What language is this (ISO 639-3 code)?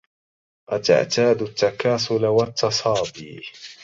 ara